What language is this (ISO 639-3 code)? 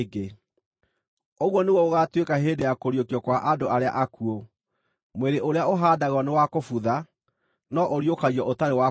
kik